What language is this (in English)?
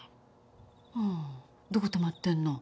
Japanese